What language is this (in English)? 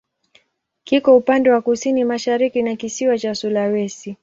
Swahili